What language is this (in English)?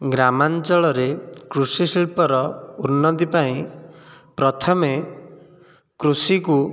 Odia